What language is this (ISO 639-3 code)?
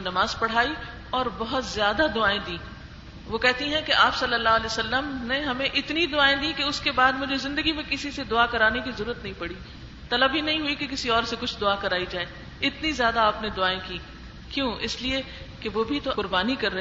urd